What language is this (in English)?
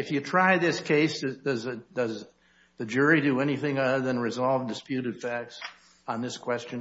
English